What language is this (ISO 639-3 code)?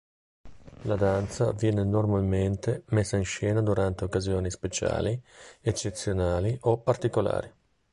ita